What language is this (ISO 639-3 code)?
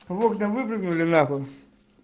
rus